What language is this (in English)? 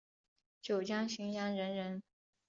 Chinese